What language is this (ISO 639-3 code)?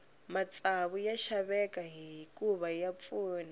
tso